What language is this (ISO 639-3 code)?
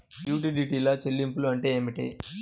tel